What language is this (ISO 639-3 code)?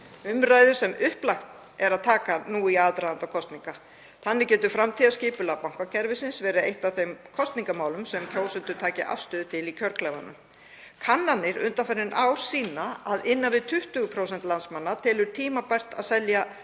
isl